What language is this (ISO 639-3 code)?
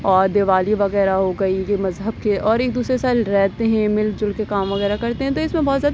urd